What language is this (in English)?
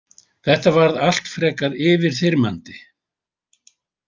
Icelandic